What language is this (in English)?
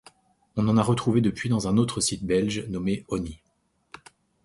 French